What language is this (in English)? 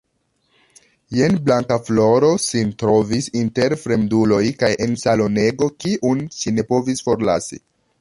Esperanto